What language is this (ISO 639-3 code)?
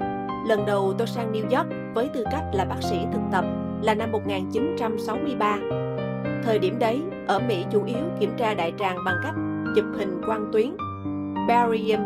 vie